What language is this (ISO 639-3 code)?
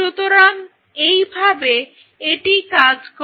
ben